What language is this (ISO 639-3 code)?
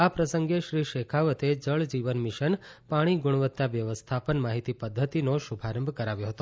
guj